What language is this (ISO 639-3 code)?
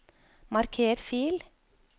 nor